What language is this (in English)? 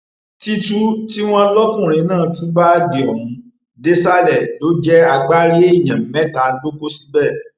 Yoruba